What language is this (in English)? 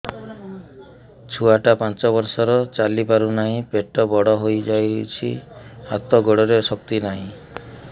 Odia